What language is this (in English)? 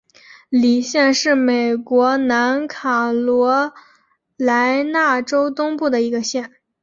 Chinese